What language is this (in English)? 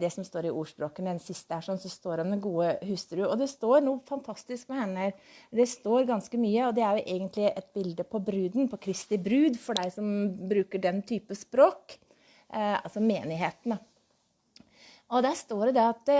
Norwegian